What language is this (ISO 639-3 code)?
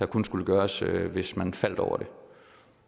dan